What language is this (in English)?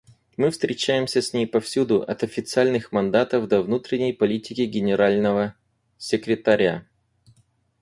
Russian